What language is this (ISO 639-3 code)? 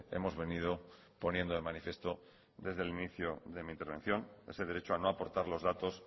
spa